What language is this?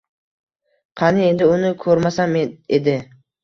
Uzbek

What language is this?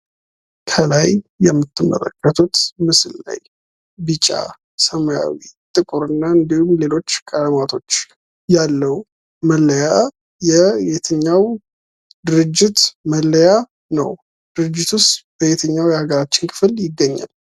Amharic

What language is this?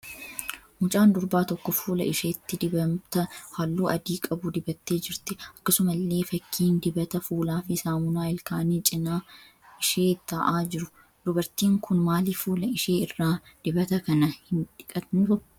Oromo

